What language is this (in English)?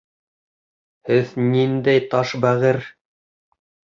Bashkir